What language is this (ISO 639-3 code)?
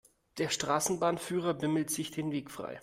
deu